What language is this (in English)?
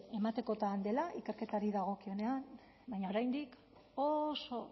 Basque